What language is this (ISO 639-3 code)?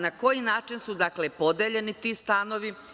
srp